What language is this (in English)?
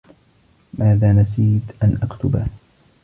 Arabic